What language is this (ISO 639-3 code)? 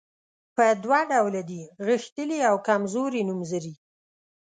pus